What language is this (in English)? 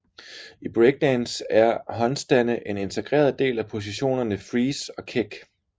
Danish